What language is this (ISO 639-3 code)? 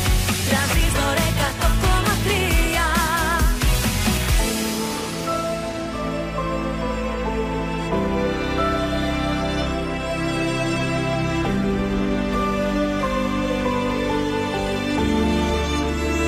ell